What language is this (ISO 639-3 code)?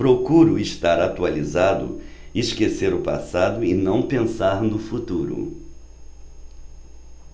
por